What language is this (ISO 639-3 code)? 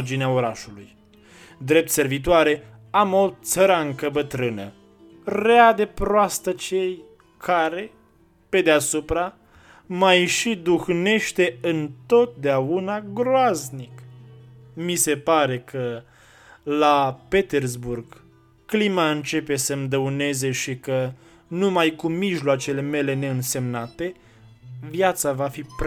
ron